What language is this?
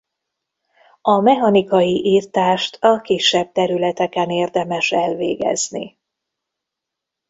Hungarian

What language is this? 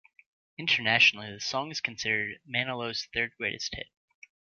English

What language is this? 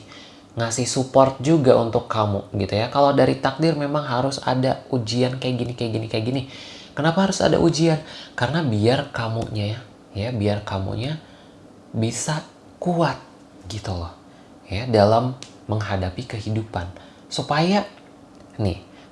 Indonesian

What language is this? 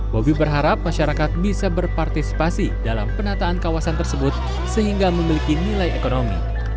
Indonesian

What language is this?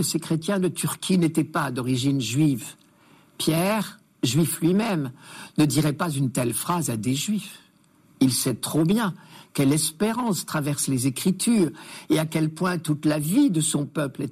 French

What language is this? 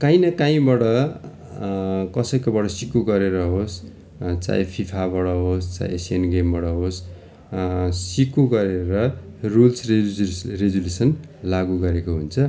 Nepali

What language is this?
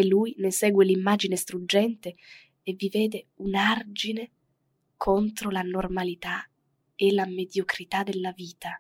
Italian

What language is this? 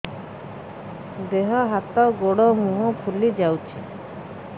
Odia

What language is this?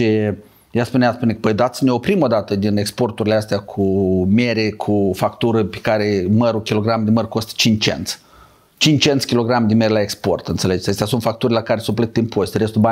Romanian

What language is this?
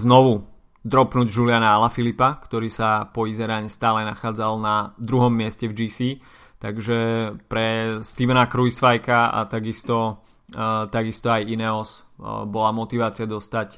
Slovak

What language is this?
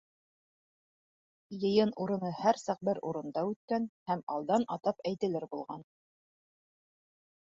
Bashkir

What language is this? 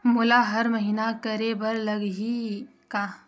Chhattisgarhi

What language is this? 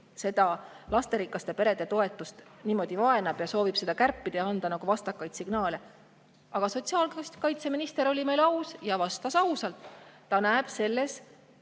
Estonian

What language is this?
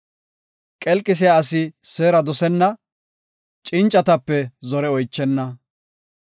Gofa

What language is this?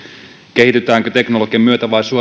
Finnish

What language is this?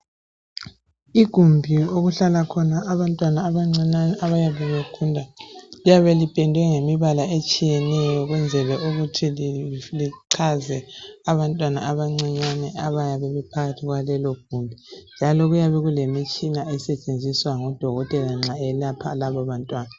North Ndebele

